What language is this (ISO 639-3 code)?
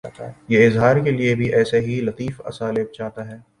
urd